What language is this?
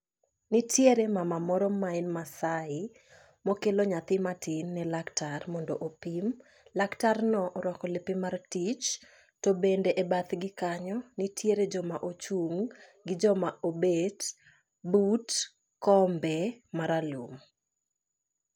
Luo (Kenya and Tanzania)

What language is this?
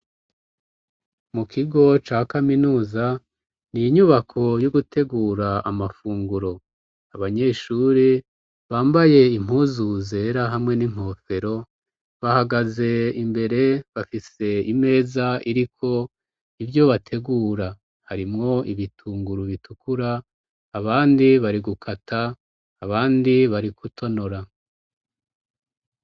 Rundi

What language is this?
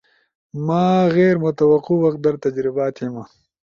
Ushojo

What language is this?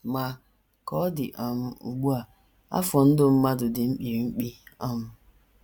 Igbo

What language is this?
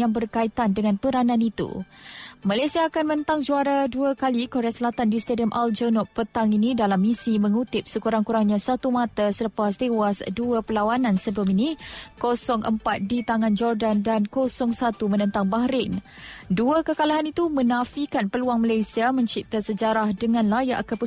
Malay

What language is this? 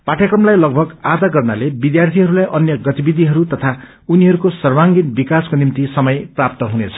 Nepali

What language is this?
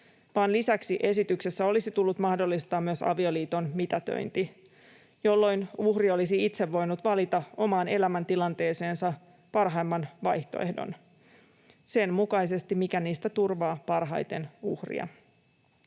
Finnish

